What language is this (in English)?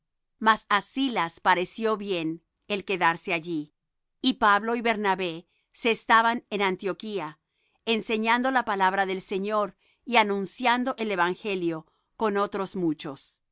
Spanish